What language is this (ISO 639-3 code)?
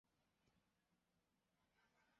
zho